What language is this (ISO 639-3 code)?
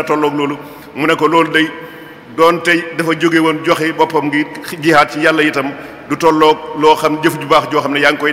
fra